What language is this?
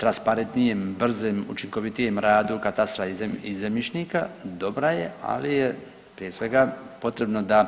Croatian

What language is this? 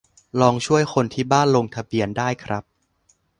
Thai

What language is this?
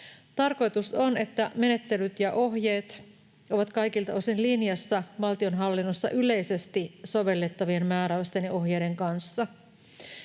Finnish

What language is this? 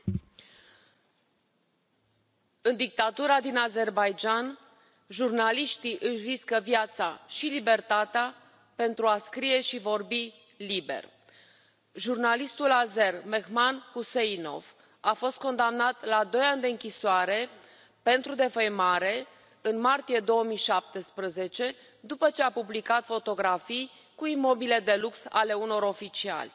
Romanian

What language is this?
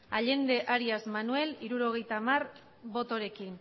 Basque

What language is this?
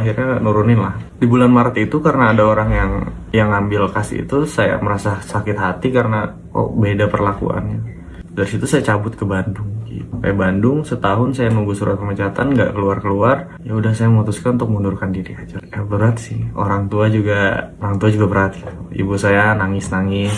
Indonesian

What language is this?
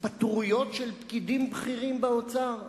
Hebrew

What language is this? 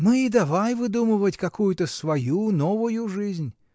Russian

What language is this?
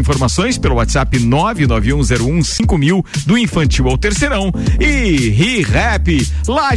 Portuguese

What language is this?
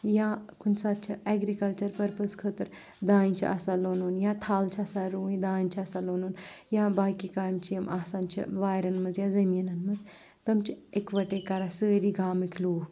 Kashmiri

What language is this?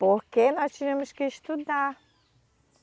Portuguese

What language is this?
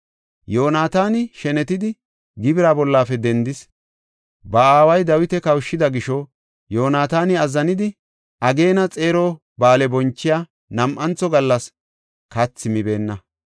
Gofa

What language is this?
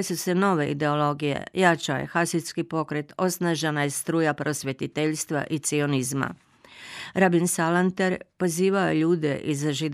Croatian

